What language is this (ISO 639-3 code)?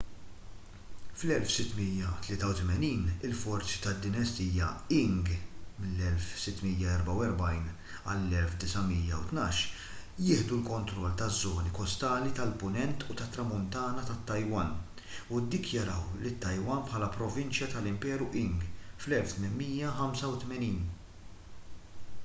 mlt